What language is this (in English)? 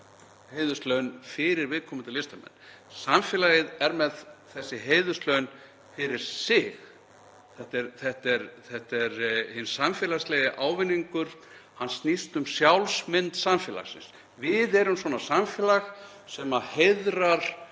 Icelandic